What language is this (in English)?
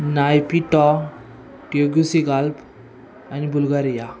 Marathi